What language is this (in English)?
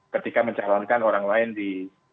Indonesian